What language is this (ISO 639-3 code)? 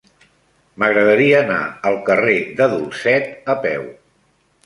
cat